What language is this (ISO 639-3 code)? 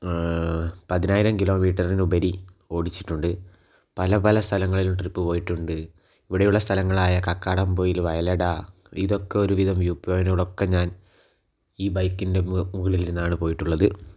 mal